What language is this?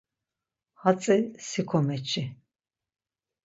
Laz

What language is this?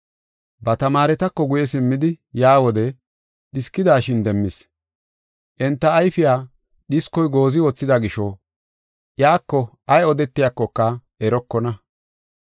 Gofa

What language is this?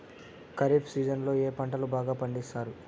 Telugu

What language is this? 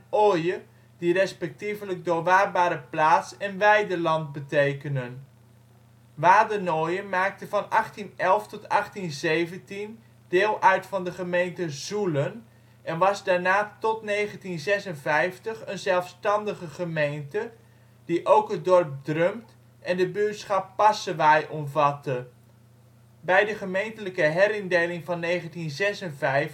Dutch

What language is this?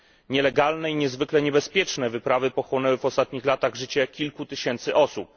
Polish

